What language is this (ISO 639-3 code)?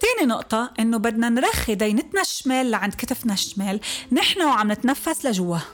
ara